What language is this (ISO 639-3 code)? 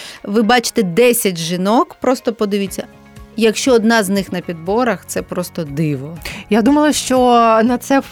ukr